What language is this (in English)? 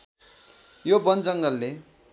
Nepali